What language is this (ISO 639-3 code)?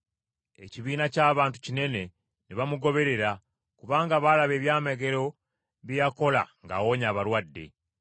lug